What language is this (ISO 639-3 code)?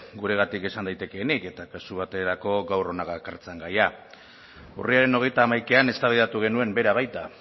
eus